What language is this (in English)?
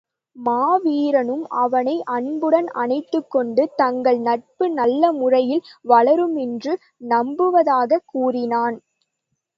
Tamil